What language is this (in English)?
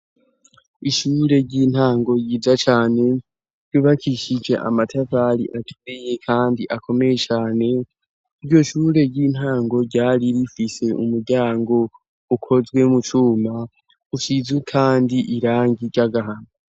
Rundi